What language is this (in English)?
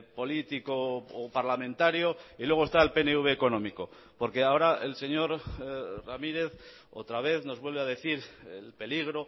Spanish